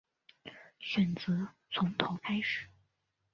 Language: Chinese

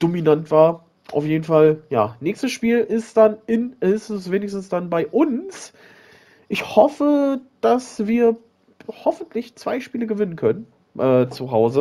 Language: German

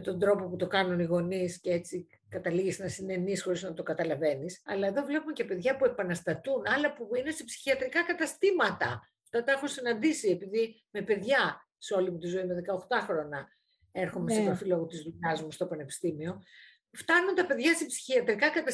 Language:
Greek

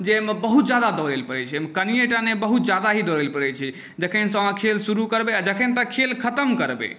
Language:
Maithili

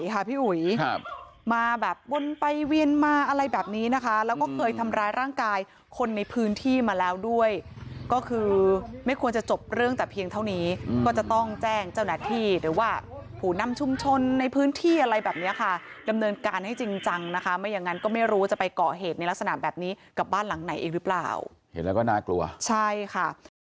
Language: Thai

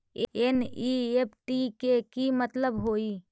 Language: Magahi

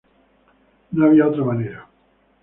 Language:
Spanish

